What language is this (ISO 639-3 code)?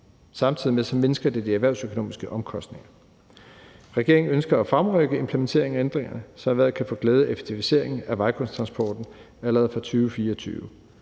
dan